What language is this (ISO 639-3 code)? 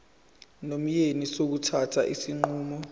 zul